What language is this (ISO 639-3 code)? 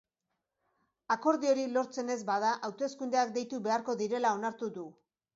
eus